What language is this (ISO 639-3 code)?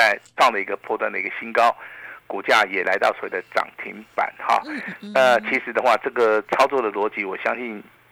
zho